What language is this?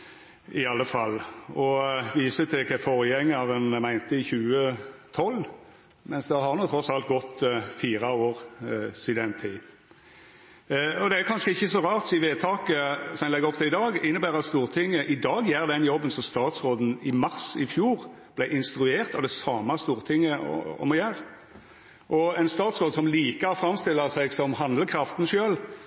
Norwegian Nynorsk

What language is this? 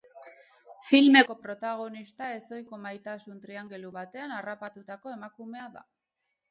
Basque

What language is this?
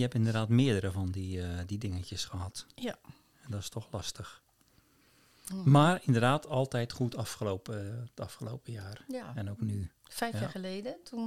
Dutch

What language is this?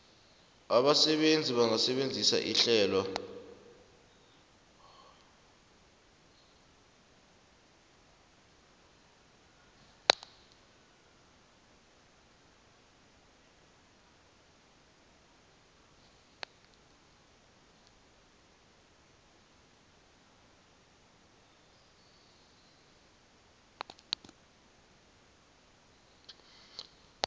South Ndebele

